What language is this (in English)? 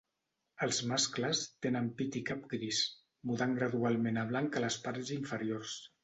Catalan